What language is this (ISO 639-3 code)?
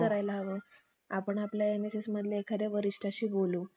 mar